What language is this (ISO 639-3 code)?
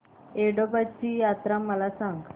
mar